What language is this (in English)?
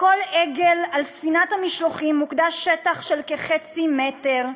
Hebrew